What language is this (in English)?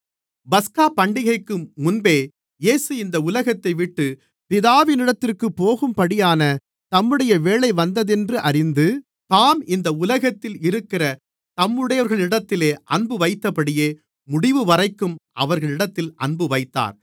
Tamil